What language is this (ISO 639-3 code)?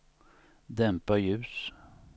swe